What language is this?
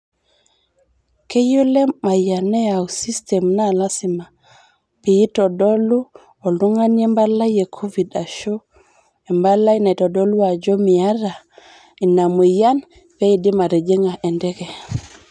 Masai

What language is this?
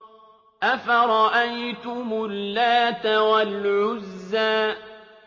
Arabic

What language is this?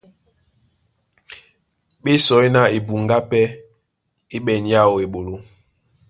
Duala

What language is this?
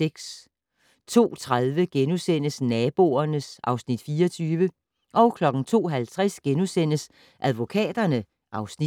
Danish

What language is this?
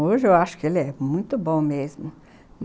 Portuguese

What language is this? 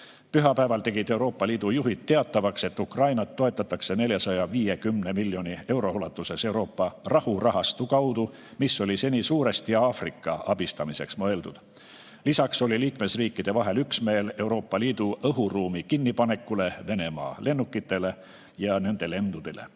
Estonian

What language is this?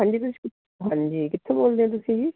Punjabi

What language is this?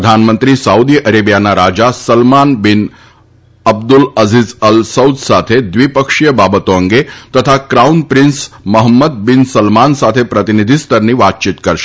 Gujarati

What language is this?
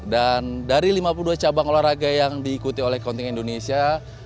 Indonesian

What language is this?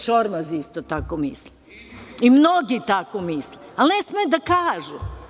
Serbian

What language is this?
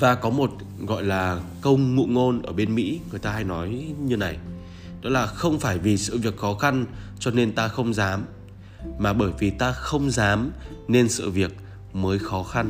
Vietnamese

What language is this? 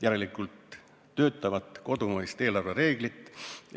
Estonian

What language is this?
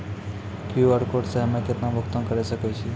Maithili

